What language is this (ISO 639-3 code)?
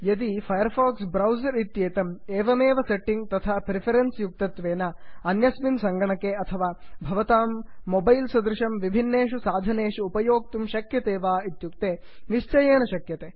san